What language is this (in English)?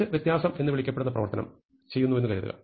Malayalam